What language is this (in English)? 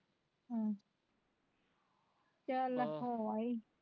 Punjabi